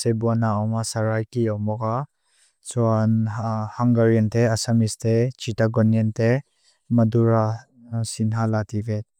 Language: Mizo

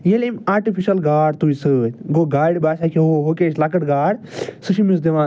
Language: Kashmiri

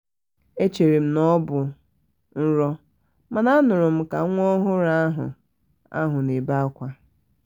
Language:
Igbo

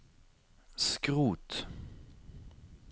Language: Norwegian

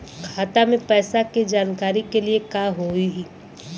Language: Bhojpuri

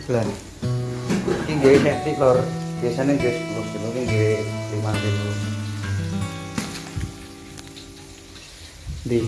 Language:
Indonesian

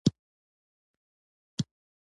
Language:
Pashto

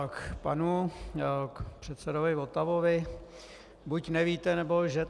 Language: Czech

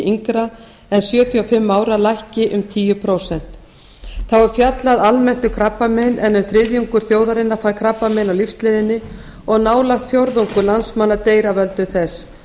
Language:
Icelandic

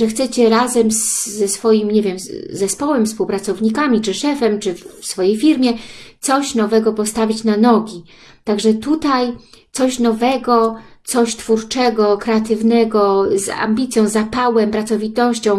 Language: Polish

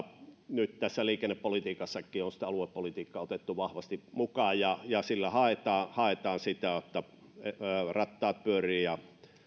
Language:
Finnish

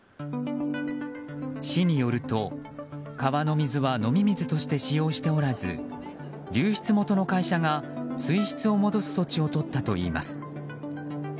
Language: Japanese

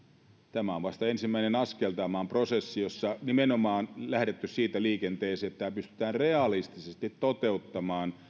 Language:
Finnish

